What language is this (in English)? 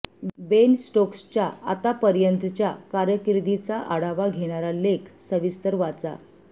Marathi